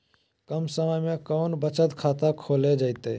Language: Magahi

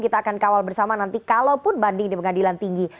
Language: Indonesian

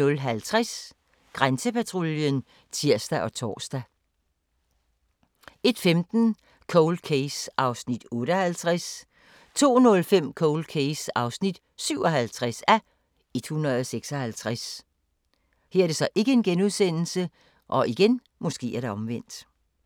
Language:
Danish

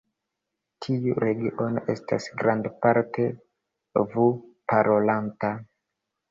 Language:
Esperanto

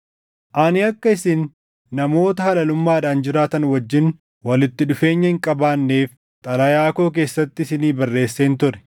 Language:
Oromo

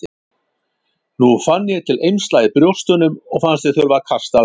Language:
Icelandic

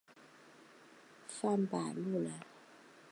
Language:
Chinese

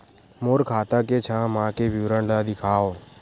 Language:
Chhattisgarhi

